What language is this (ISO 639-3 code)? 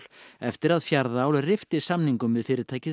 isl